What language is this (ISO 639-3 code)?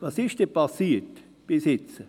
gsw